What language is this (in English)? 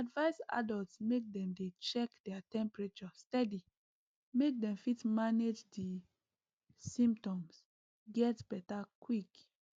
Nigerian Pidgin